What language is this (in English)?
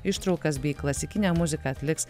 Lithuanian